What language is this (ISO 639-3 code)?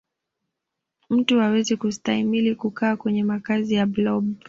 swa